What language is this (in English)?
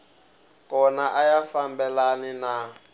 Tsonga